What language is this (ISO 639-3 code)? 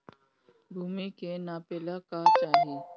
bho